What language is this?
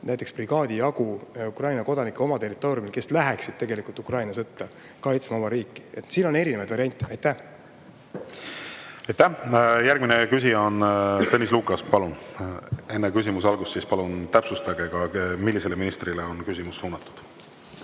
Estonian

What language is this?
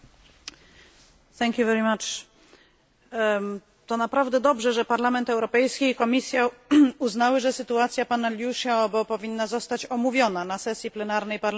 Polish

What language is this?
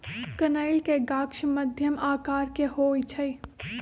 Magahi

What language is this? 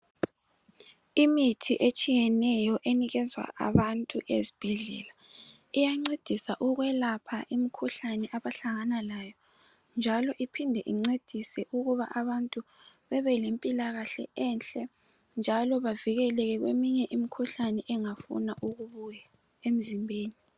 North Ndebele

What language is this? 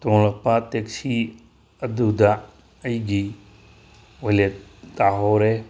Manipuri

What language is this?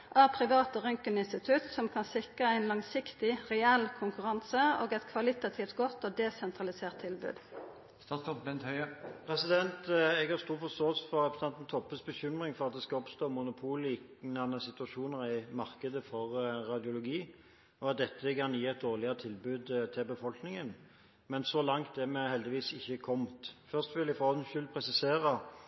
Norwegian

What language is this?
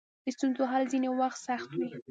Pashto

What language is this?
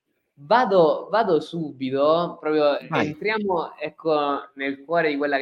Italian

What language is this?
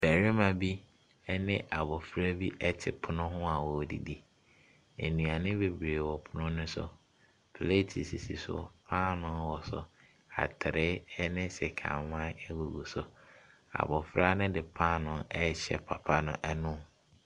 Akan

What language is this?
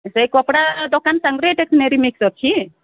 Odia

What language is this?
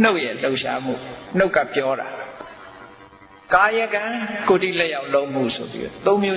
Vietnamese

